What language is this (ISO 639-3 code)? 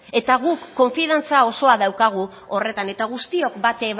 eus